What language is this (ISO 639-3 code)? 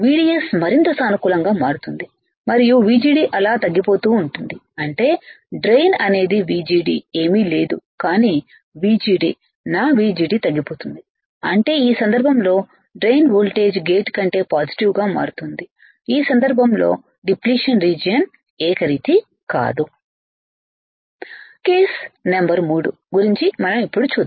tel